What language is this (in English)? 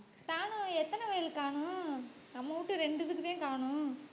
Tamil